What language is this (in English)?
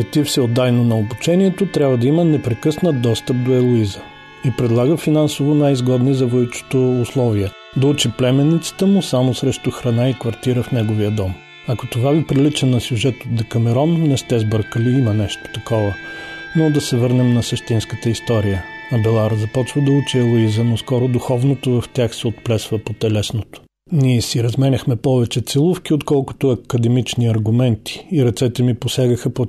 Bulgarian